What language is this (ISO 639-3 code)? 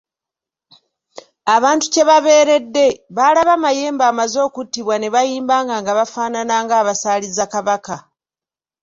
lug